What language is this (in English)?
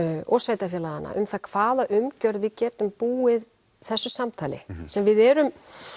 Icelandic